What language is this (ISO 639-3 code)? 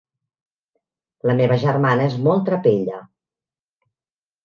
cat